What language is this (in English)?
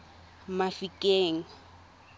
Tswana